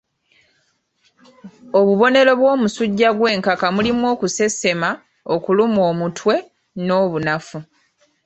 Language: Ganda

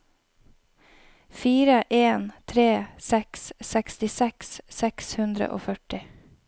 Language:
Norwegian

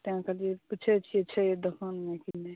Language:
Maithili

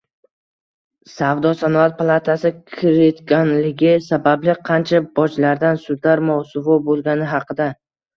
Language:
Uzbek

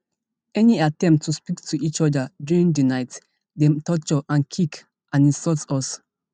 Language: Nigerian Pidgin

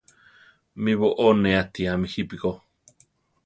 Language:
Central Tarahumara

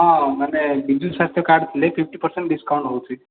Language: Odia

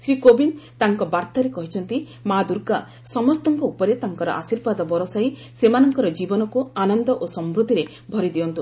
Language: Odia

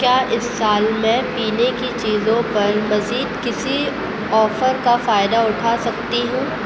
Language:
Urdu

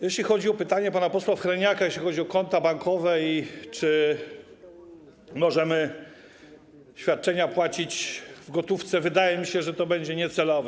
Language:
Polish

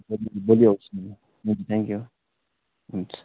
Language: Nepali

